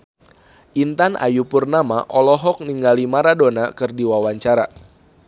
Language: Sundanese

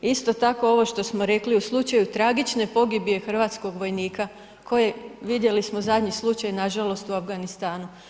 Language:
Croatian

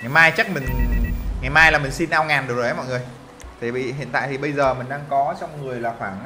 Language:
Vietnamese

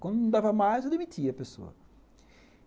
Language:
Portuguese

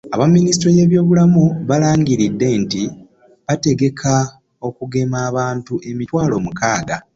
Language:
Ganda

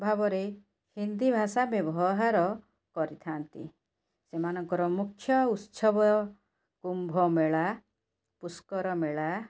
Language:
Odia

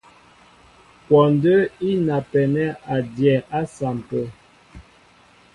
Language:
Mbo (Cameroon)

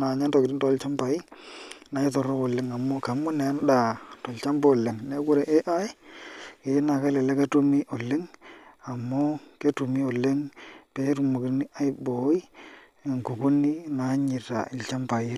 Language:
Masai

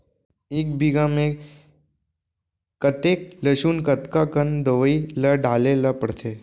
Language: Chhattisgarhi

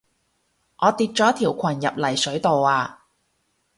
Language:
Cantonese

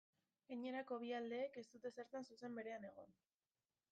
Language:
Basque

